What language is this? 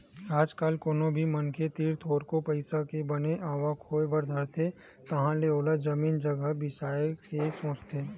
Chhattisgarhi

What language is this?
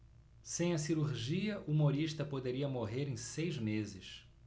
Portuguese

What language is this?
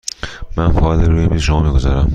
Persian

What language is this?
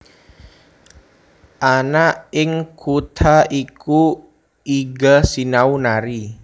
Javanese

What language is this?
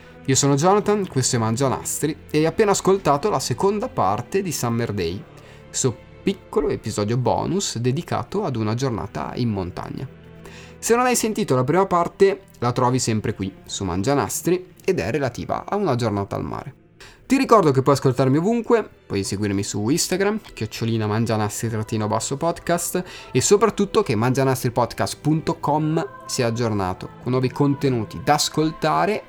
Italian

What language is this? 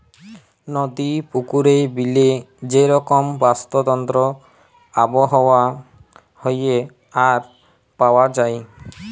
Bangla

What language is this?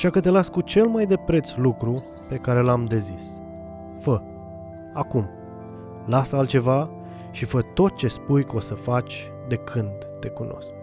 Romanian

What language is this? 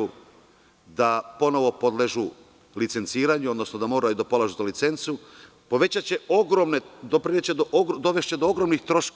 Serbian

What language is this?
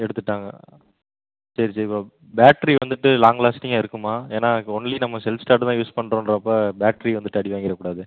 Tamil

